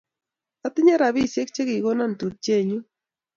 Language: Kalenjin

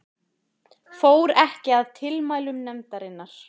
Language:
Icelandic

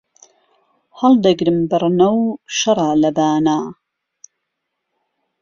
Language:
Central Kurdish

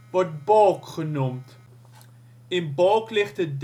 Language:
Dutch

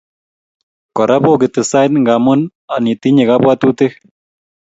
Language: Kalenjin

